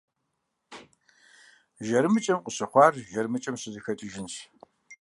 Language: Kabardian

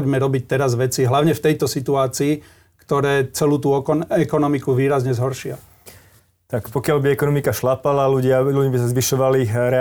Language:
Slovak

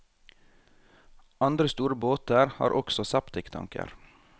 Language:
Norwegian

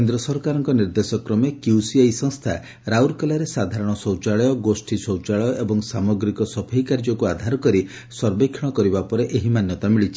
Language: Odia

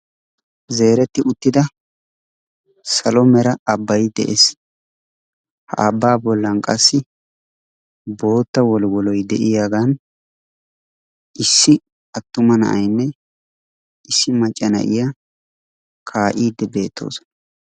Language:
Wolaytta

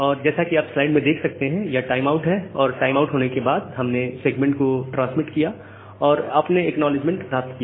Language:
Hindi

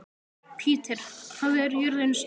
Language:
Icelandic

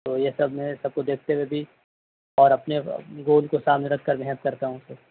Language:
Urdu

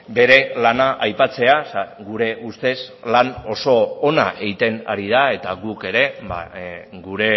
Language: Basque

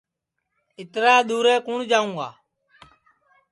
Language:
Sansi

